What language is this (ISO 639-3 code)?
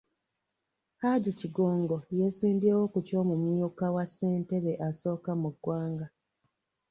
lug